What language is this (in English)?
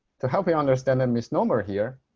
English